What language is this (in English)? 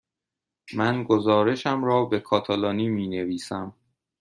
Persian